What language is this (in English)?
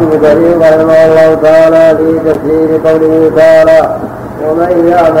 Arabic